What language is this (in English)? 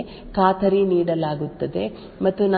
Kannada